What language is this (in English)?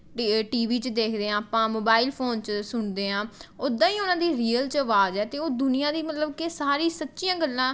Punjabi